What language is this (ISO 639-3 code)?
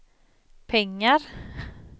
swe